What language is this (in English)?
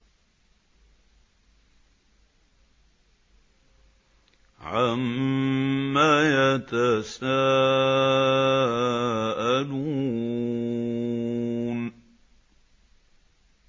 Arabic